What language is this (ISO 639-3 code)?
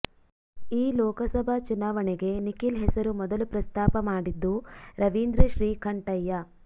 kan